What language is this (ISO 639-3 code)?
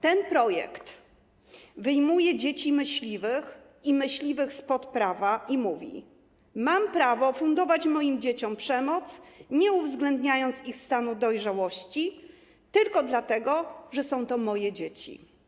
pol